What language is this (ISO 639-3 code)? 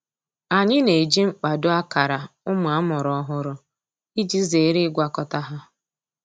ibo